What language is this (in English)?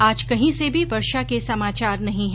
Hindi